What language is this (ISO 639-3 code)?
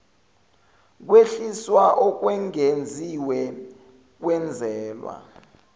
zul